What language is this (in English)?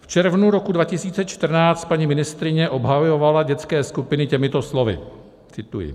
Czech